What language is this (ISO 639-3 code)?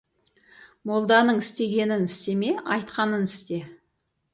kaz